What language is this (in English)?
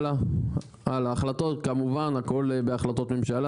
Hebrew